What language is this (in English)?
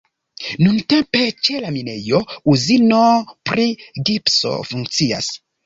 Esperanto